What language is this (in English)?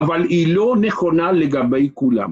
Hebrew